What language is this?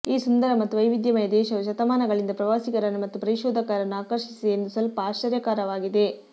Kannada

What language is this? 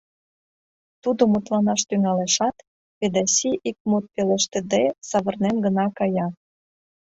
Mari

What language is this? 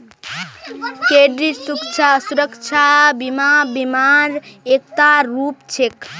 Magahi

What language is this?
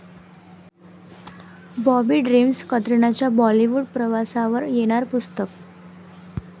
Marathi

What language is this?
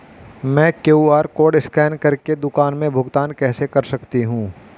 Hindi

